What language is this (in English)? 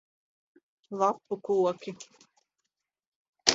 Latvian